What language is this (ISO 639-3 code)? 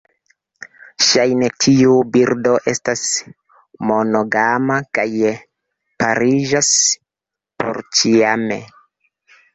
epo